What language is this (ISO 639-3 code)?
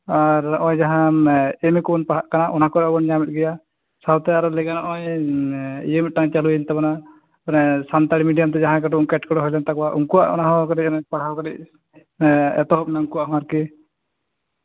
sat